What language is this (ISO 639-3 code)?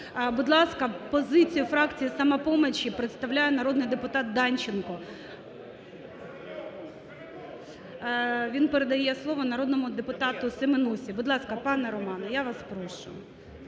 ukr